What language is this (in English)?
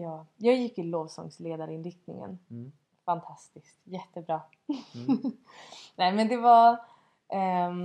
Swedish